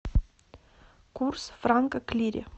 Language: Russian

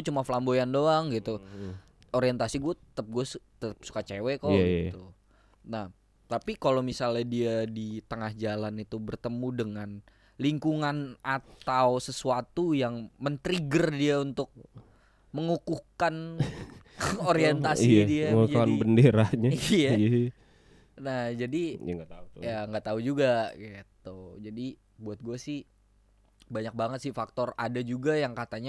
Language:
Indonesian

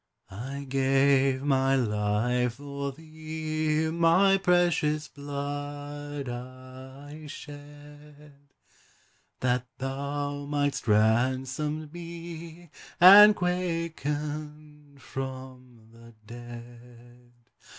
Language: English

